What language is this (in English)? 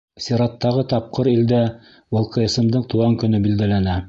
Bashkir